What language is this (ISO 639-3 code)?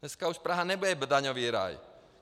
ces